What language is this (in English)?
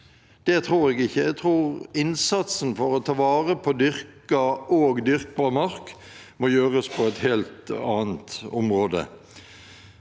Norwegian